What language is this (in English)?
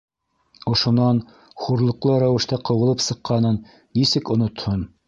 Bashkir